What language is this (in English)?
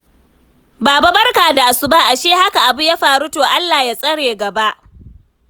Hausa